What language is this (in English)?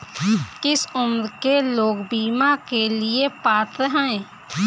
Hindi